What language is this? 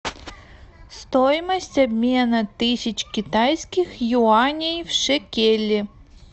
Russian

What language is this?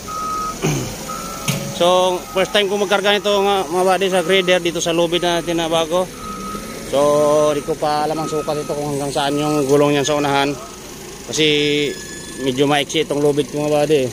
Indonesian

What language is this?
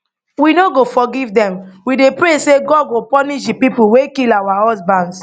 Nigerian Pidgin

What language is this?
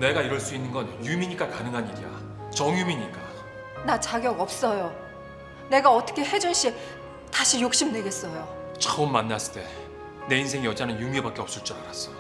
Korean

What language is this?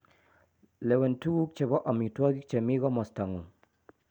Kalenjin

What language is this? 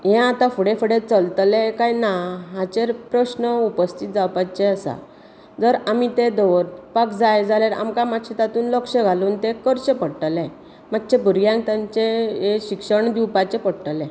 Konkani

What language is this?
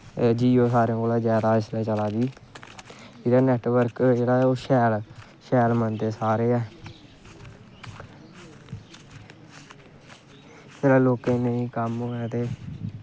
Dogri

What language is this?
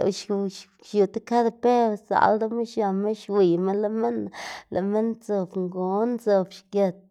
Xanaguía Zapotec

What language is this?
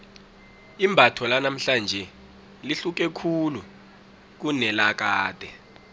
South Ndebele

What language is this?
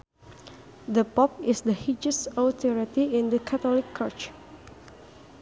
Sundanese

